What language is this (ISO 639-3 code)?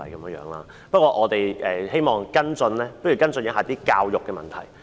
yue